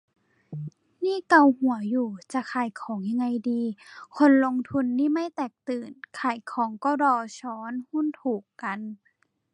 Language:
Thai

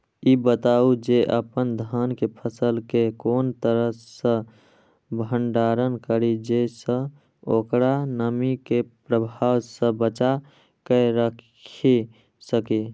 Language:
Maithili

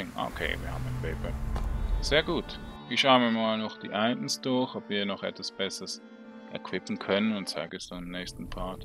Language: German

